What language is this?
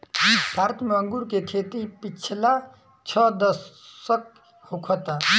Bhojpuri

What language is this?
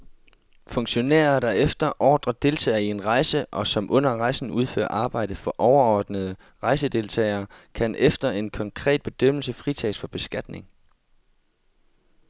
Danish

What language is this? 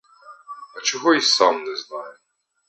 Ukrainian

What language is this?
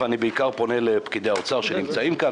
Hebrew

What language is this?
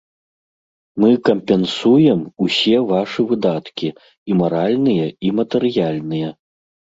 Belarusian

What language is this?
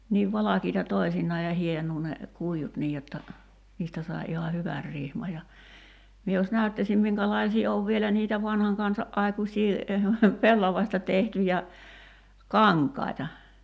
Finnish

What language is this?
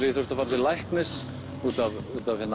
Icelandic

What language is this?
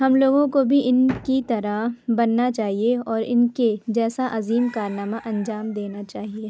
Urdu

